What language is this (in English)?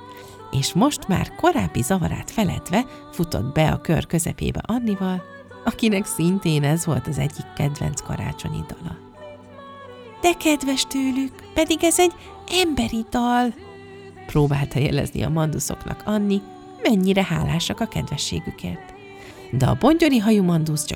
Hungarian